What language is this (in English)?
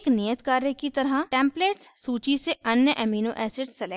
Hindi